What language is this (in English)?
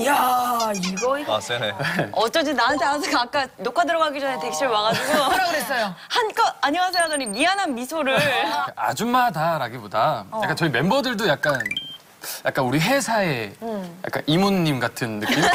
Korean